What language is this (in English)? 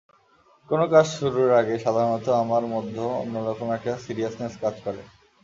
Bangla